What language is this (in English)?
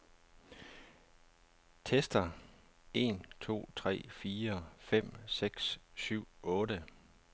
Danish